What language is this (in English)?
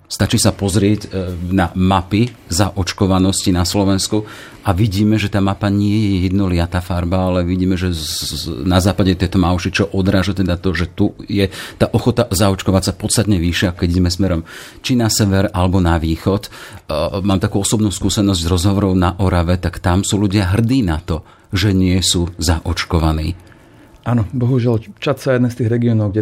Slovak